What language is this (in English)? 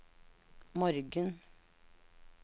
Norwegian